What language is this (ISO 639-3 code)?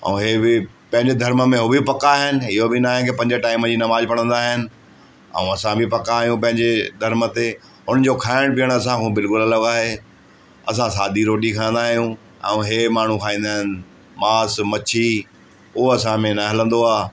snd